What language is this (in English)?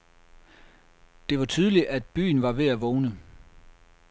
Danish